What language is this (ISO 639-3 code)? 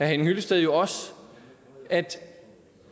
dan